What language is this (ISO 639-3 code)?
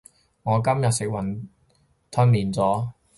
yue